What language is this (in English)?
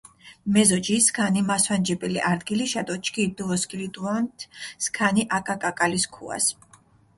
Mingrelian